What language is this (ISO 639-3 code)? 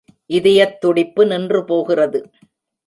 tam